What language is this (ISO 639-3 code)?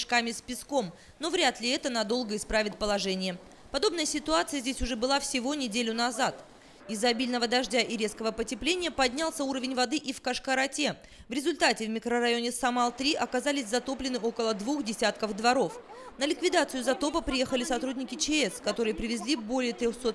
rus